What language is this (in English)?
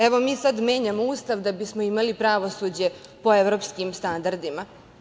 Serbian